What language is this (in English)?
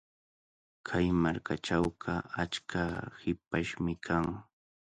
Cajatambo North Lima Quechua